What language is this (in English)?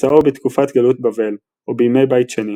Hebrew